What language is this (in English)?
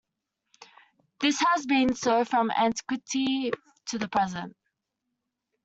English